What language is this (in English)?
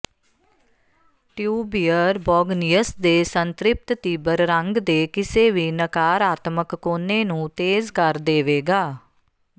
Punjabi